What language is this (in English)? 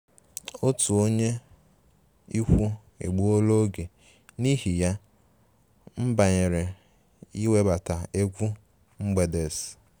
Igbo